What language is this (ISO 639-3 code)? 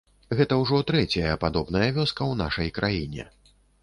bel